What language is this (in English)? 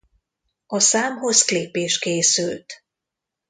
Hungarian